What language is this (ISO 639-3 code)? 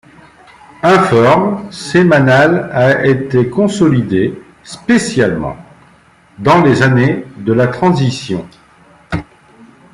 fra